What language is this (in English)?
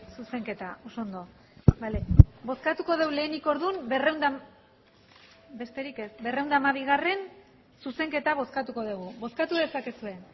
Basque